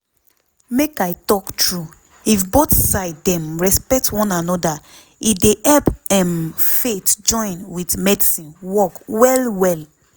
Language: Nigerian Pidgin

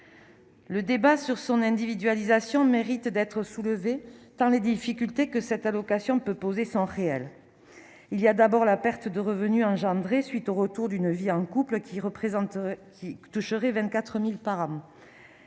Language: French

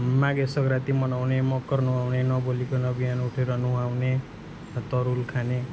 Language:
Nepali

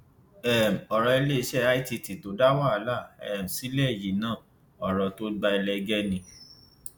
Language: Yoruba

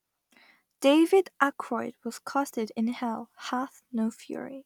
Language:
English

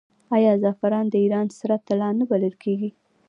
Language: Pashto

